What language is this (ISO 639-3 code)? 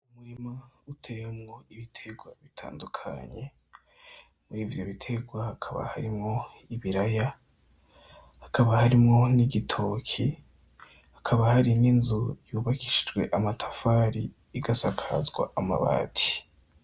run